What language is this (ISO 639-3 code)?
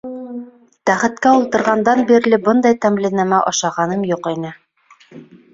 bak